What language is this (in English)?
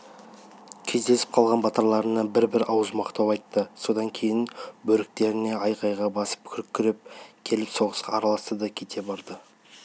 Kazakh